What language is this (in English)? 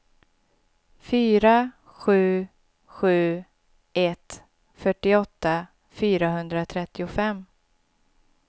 Swedish